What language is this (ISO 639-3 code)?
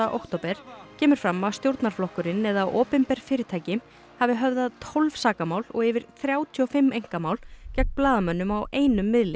isl